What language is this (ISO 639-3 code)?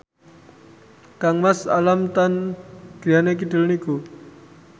jav